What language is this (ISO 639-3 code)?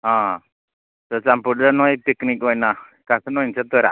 mni